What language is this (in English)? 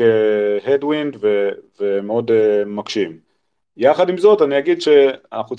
Hebrew